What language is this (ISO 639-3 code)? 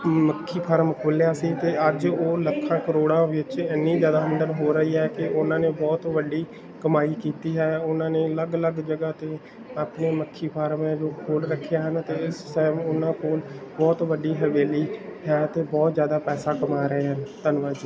pan